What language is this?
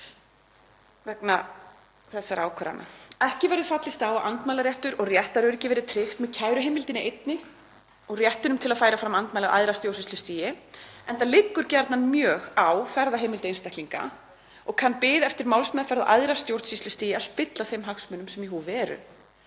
Icelandic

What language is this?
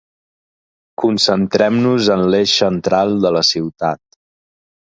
Catalan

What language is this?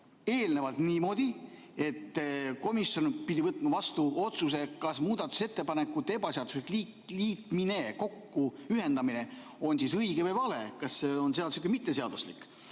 Estonian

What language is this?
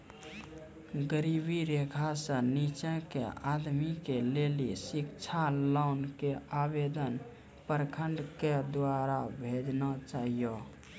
Maithili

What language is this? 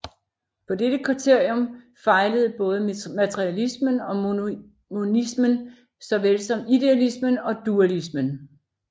Danish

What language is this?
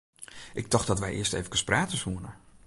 Western Frisian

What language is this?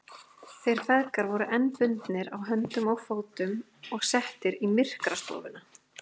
Icelandic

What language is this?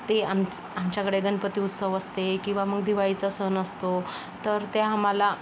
Marathi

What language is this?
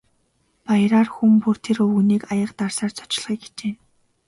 Mongolian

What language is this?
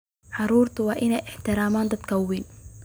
Somali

